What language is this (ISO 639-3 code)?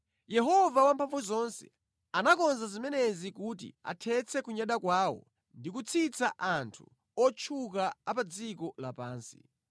nya